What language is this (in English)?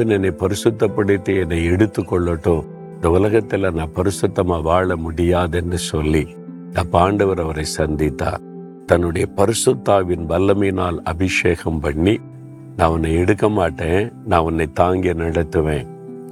Tamil